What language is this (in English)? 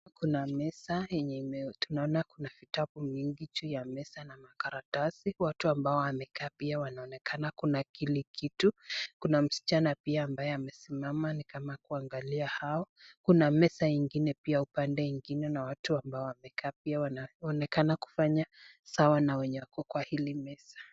Swahili